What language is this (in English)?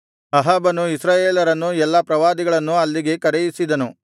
Kannada